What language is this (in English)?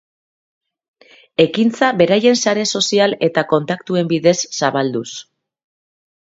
Basque